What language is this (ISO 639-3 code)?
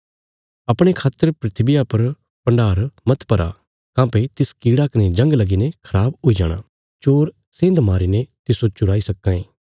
kfs